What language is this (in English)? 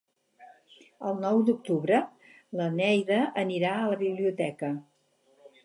Catalan